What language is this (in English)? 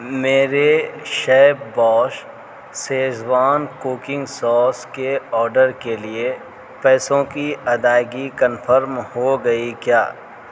Urdu